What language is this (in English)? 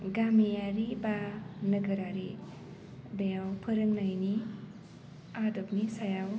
Bodo